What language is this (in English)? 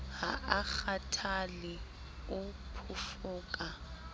Southern Sotho